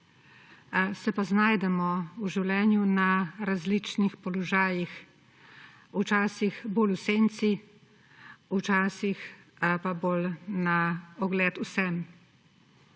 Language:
Slovenian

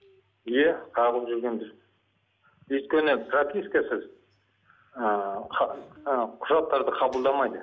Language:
Kazakh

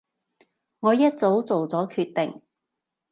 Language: Cantonese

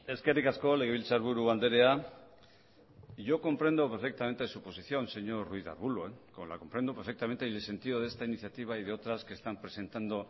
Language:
Spanish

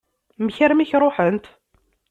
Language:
Kabyle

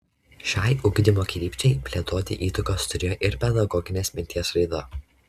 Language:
Lithuanian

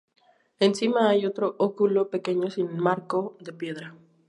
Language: Spanish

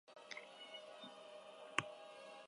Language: Basque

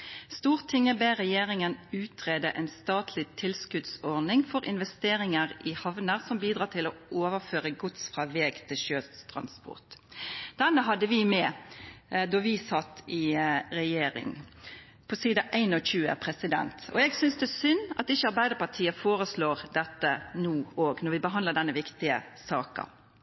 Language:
Norwegian Nynorsk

